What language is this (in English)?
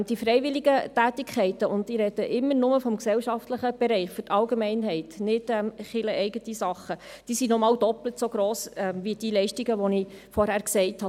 Swiss German